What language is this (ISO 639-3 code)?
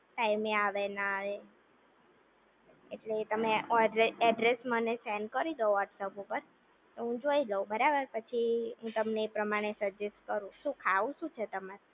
guj